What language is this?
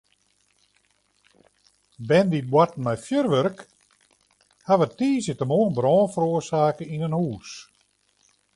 Western Frisian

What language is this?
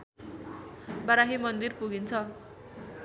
Nepali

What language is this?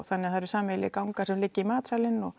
Icelandic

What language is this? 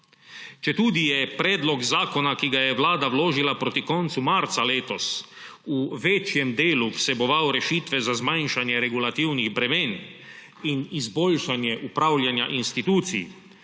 Slovenian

